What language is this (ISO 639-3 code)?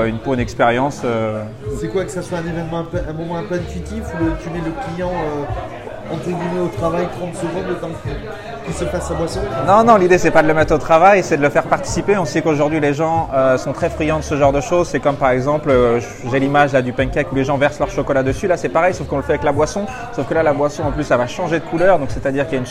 fra